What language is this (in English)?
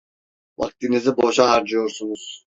Turkish